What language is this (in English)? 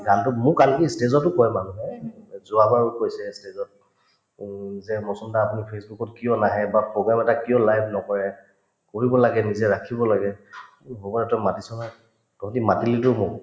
Assamese